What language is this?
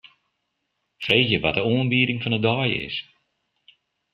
Western Frisian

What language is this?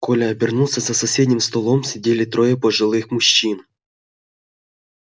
Russian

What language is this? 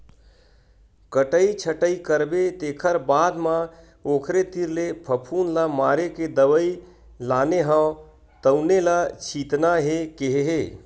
Chhattisgarhi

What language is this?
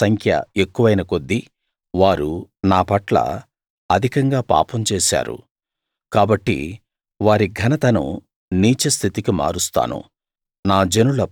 Telugu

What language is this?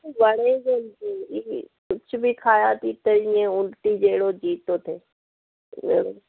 Sindhi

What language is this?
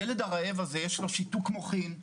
Hebrew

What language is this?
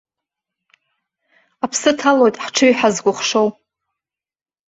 Abkhazian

